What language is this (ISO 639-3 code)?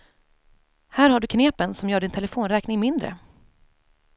swe